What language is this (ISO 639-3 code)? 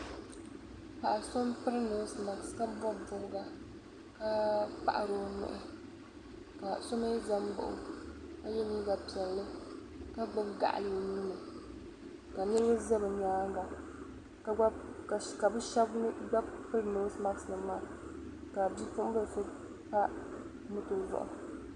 dag